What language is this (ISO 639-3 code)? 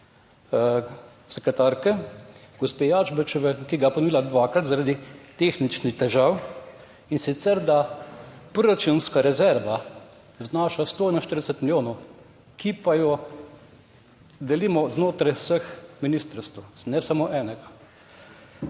slv